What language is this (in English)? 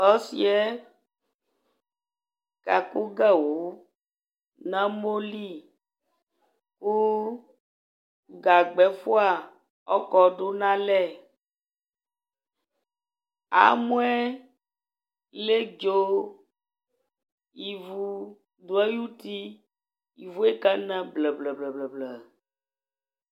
Ikposo